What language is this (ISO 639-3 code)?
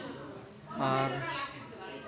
sat